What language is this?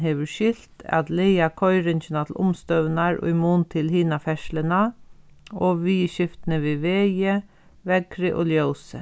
Faroese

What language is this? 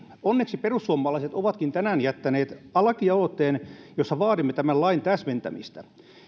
Finnish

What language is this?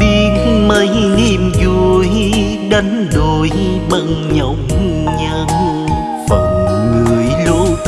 Vietnamese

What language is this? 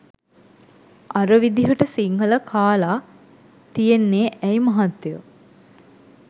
Sinhala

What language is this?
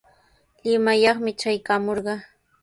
Sihuas Ancash Quechua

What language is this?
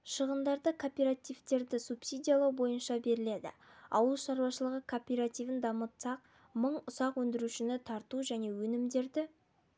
Kazakh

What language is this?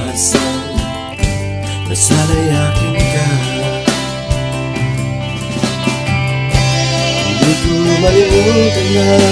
Indonesian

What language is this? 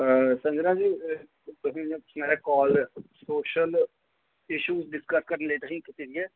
Dogri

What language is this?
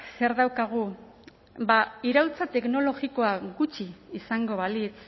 Basque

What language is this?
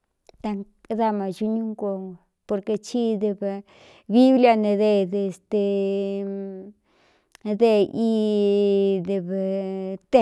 Cuyamecalco Mixtec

